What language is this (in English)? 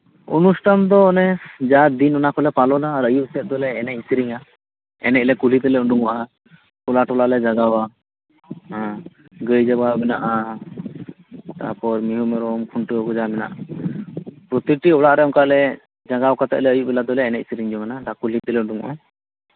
Santali